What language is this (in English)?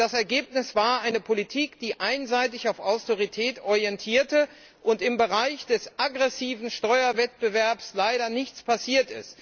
German